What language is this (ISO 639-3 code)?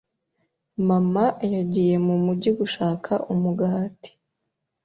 kin